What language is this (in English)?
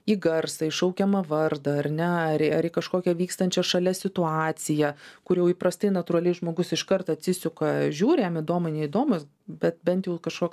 Lithuanian